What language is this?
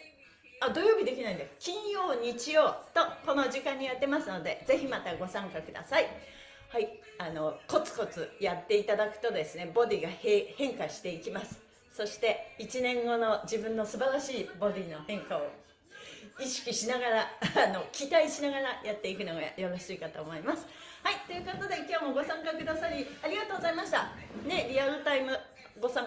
Japanese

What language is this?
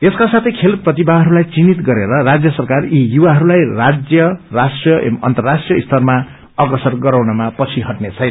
Nepali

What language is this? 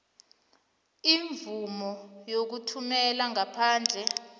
South Ndebele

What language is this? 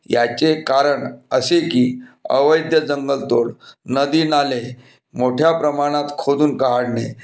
Marathi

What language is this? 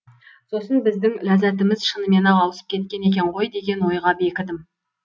Kazakh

